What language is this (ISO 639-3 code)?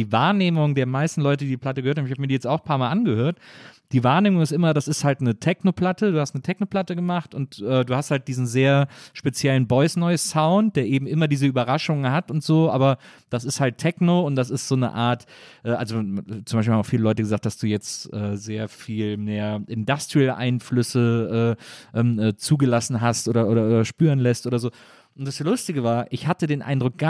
deu